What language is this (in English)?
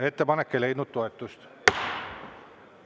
Estonian